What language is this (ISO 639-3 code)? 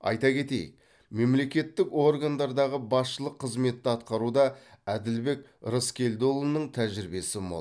kaz